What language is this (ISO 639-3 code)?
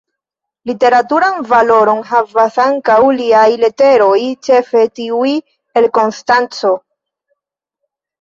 epo